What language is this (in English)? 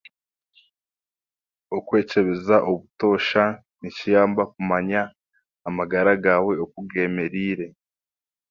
Chiga